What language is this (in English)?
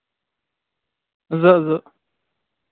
Kashmiri